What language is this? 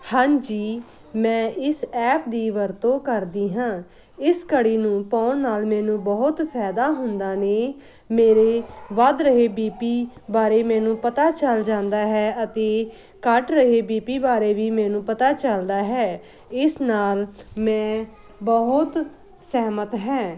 Punjabi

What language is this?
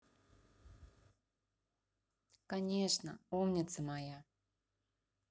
Russian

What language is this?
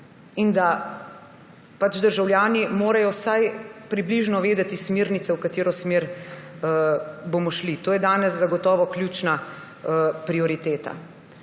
Slovenian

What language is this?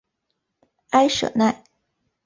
Chinese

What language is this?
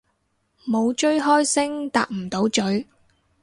Cantonese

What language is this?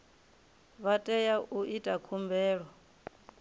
Venda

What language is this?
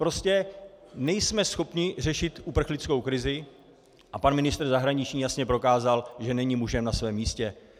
Czech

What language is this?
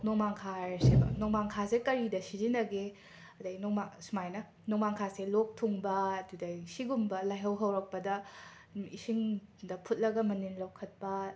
Manipuri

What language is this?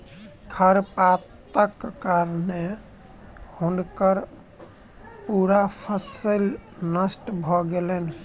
Maithili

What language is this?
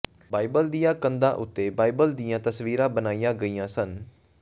Punjabi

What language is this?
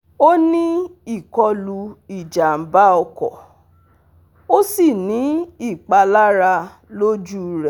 Yoruba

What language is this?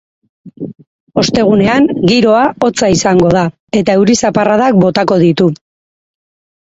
Basque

